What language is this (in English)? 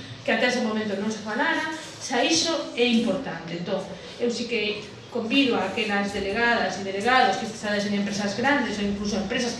Spanish